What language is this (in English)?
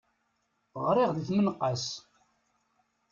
Kabyle